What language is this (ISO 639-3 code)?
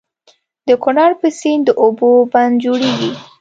pus